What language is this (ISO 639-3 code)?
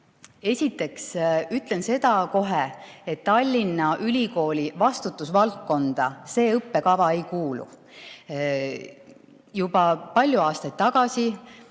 est